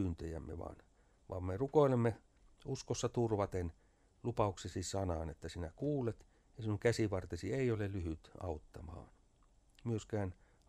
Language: Finnish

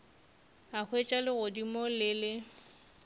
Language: Northern Sotho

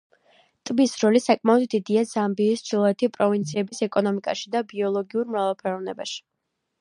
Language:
Georgian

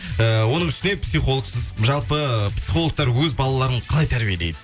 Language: Kazakh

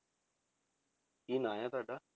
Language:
Punjabi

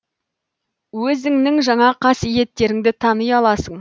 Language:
Kazakh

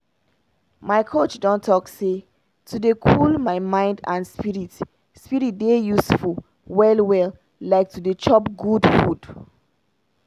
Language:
Nigerian Pidgin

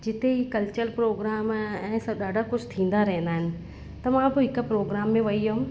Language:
Sindhi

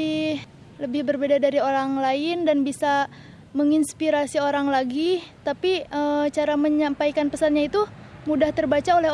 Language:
Indonesian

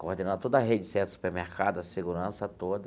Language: Portuguese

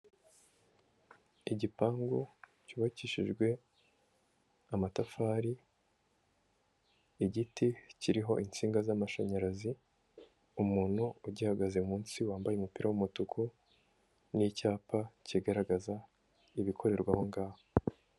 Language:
Kinyarwanda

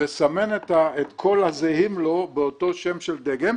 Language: Hebrew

